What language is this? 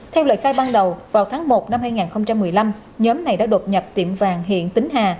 Vietnamese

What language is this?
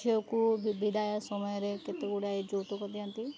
Odia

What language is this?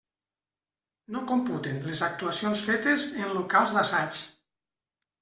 Catalan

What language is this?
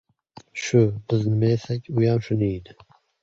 Uzbek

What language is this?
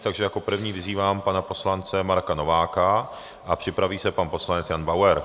Czech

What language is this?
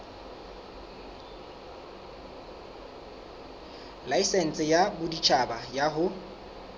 Southern Sotho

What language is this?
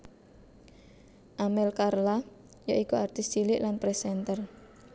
Javanese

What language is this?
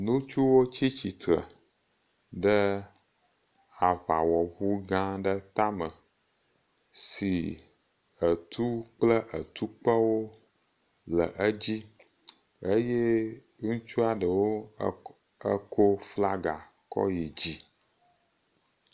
Ewe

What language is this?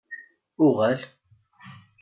Kabyle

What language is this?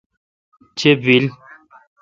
Kalkoti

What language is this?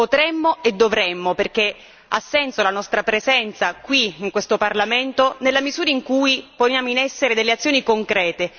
Italian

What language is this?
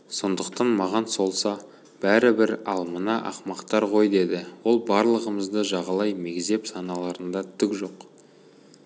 Kazakh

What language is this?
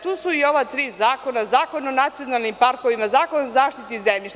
Serbian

